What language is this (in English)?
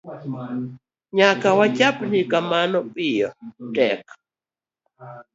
Luo (Kenya and Tanzania)